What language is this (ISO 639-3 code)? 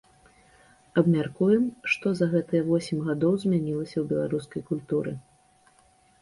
bel